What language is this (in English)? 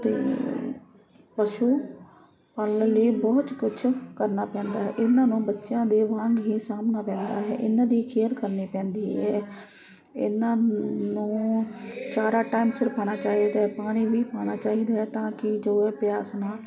Punjabi